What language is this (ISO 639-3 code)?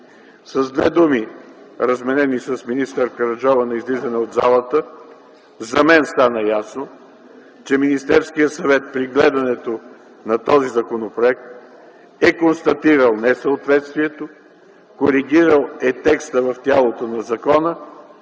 bul